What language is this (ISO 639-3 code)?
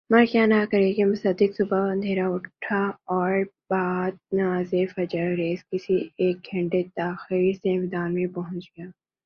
urd